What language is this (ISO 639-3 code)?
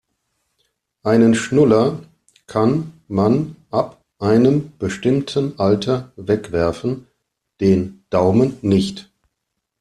deu